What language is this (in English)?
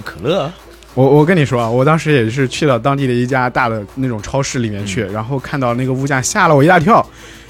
Chinese